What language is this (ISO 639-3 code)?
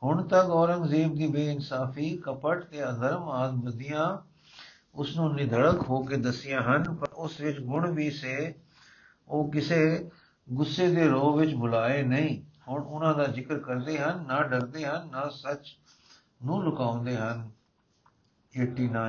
pan